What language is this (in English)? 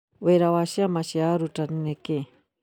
Kikuyu